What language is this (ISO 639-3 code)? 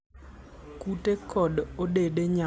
luo